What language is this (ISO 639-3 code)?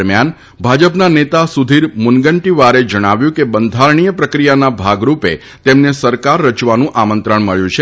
guj